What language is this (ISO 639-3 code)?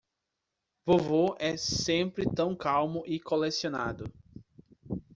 por